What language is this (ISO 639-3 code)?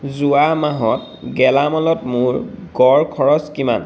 asm